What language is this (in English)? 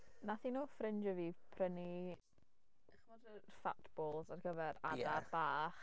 Welsh